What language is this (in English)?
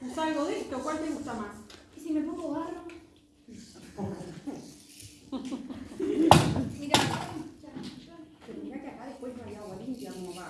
Spanish